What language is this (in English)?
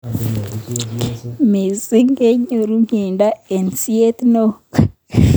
Kalenjin